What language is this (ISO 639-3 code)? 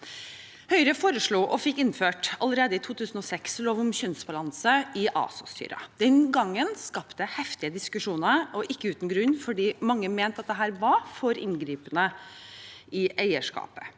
nor